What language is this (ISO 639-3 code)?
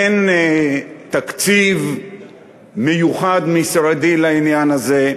heb